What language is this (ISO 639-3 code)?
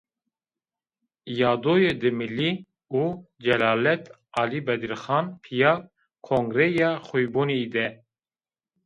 zza